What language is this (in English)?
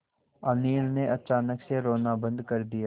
Hindi